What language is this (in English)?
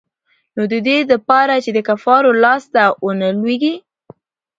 Pashto